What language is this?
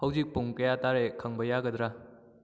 Manipuri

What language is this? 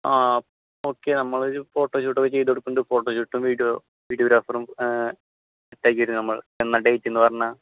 Malayalam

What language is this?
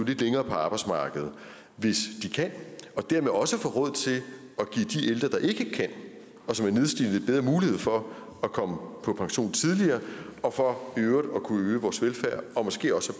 Danish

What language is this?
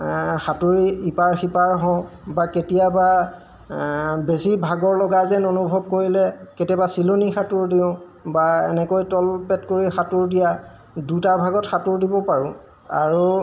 Assamese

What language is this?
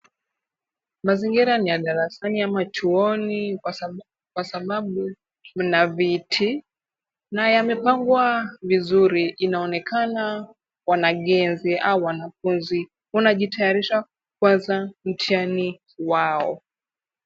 Swahili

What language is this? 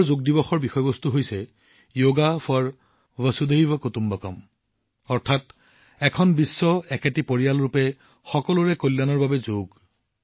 Assamese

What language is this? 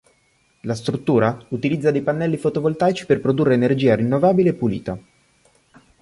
Italian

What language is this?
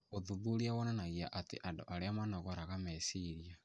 Kikuyu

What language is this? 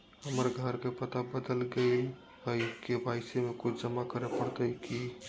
Magahi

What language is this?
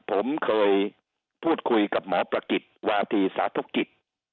Thai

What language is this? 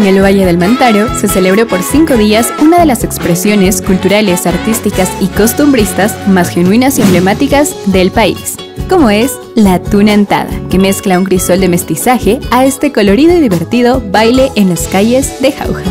Spanish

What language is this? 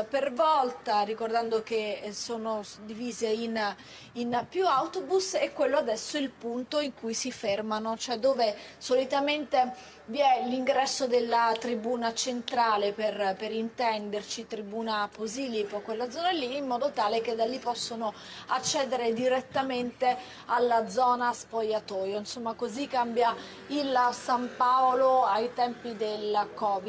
Italian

